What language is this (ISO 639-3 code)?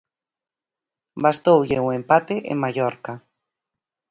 glg